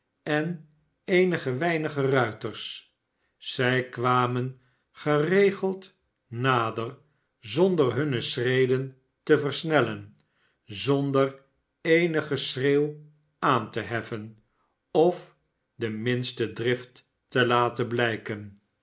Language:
Dutch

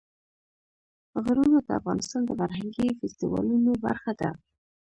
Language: Pashto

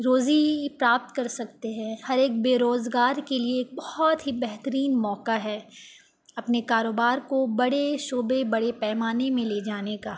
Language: Urdu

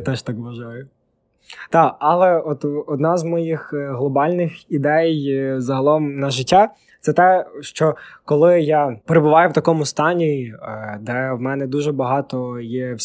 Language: Ukrainian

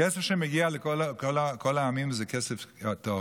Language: Hebrew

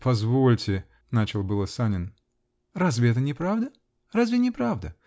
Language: Russian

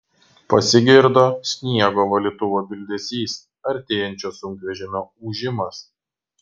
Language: Lithuanian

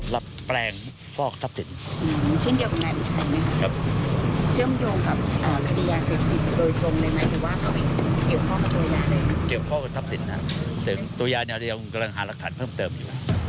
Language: Thai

